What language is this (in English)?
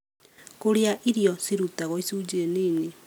Kikuyu